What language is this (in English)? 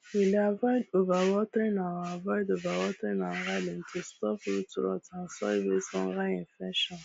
Nigerian Pidgin